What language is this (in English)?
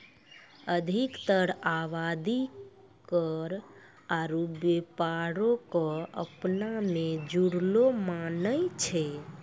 Maithili